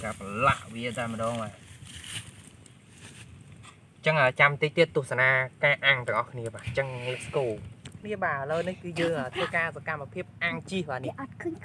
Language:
Vietnamese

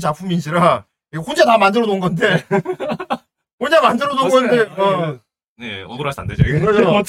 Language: Korean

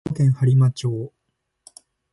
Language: Japanese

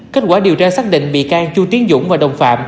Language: Vietnamese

